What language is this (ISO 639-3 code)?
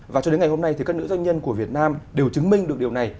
vie